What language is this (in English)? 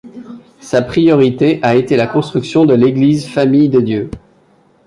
French